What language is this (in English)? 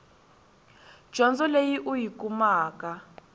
Tsonga